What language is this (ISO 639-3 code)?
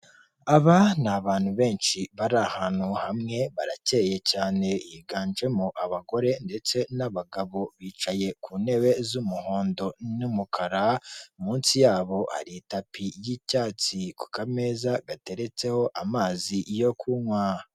kin